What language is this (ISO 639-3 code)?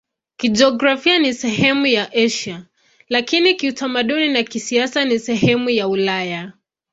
swa